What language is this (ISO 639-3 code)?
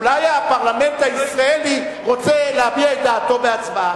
heb